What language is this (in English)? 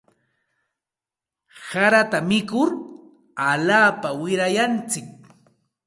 Santa Ana de Tusi Pasco Quechua